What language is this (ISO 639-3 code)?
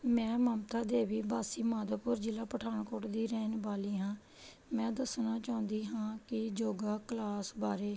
pan